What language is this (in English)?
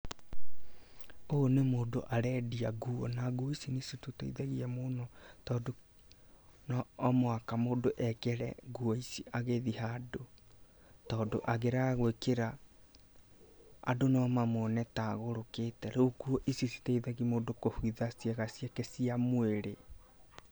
Kikuyu